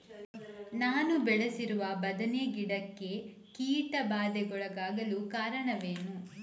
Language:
Kannada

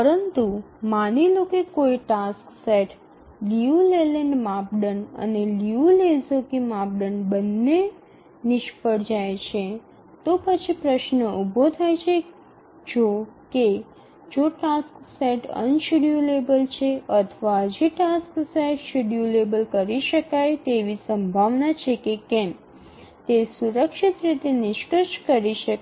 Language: Gujarati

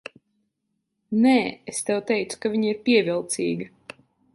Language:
Latvian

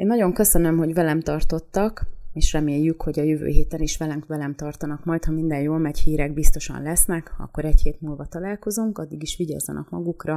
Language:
Hungarian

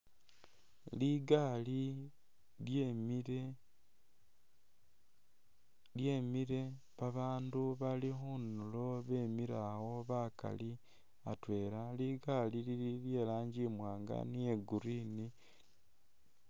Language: Masaaba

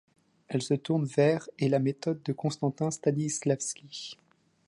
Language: French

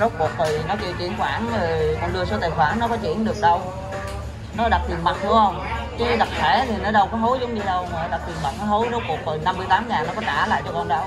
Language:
Vietnamese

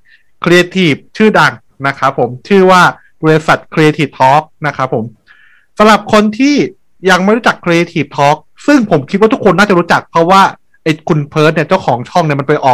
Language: Thai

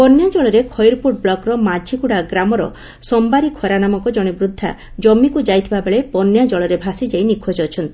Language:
Odia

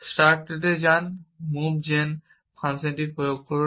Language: Bangla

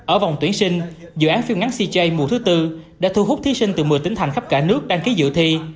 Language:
Vietnamese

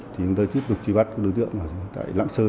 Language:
Vietnamese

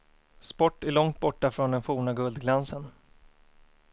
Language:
Swedish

